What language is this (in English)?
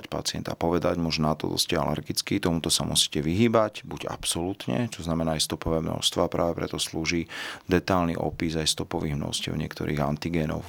Slovak